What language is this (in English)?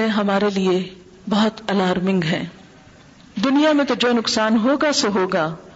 Urdu